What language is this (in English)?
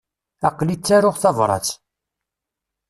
Kabyle